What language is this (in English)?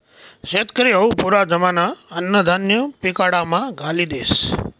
Marathi